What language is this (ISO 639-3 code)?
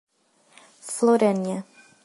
por